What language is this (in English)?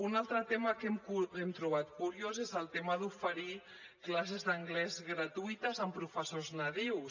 Catalan